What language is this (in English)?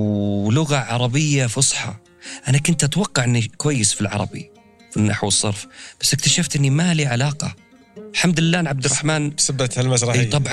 Arabic